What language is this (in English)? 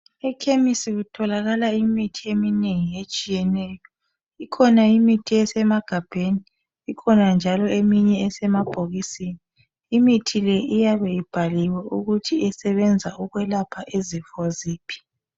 North Ndebele